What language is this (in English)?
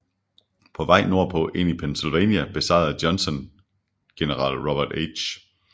Danish